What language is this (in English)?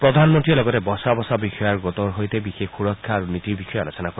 Assamese